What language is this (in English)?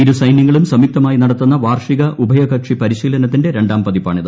Malayalam